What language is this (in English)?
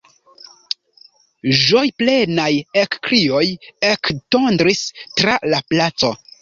Esperanto